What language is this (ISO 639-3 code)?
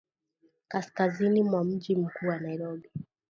swa